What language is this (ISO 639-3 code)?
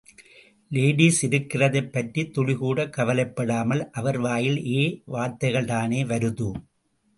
tam